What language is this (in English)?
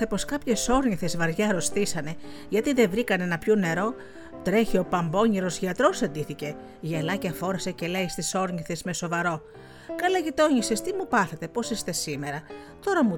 Greek